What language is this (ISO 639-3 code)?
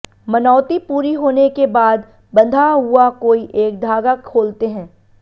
hin